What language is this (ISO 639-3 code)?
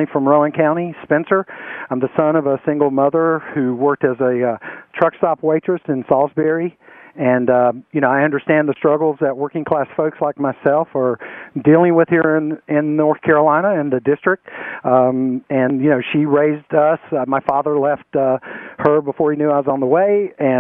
eng